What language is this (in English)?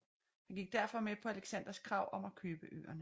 Danish